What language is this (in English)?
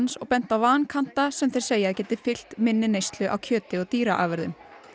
Icelandic